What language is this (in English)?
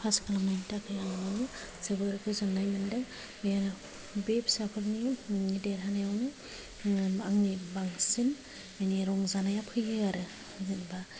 Bodo